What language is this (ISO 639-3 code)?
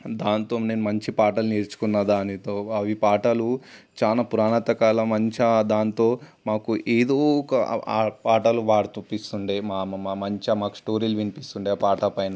tel